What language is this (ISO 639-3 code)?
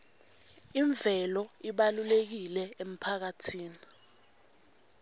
ssw